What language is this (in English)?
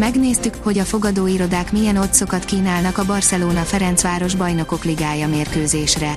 Hungarian